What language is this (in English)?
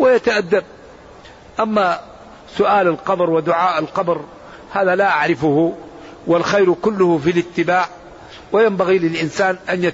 Arabic